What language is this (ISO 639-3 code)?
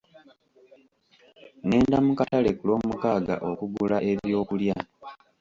lug